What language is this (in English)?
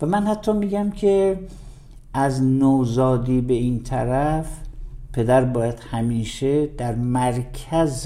Persian